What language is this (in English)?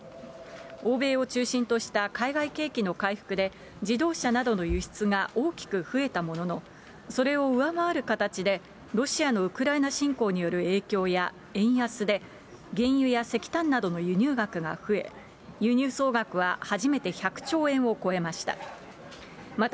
Japanese